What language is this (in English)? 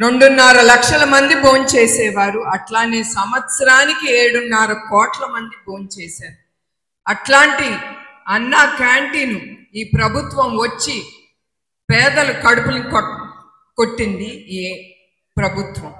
Telugu